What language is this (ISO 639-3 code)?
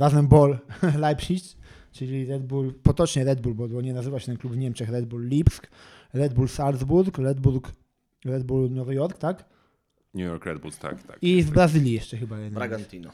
pol